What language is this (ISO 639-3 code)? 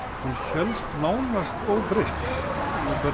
isl